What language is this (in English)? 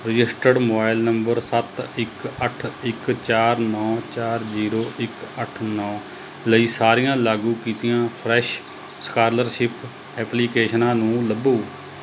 Punjabi